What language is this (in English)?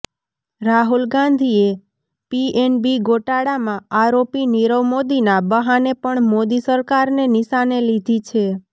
Gujarati